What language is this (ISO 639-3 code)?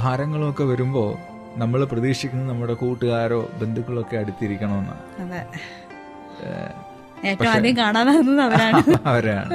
mal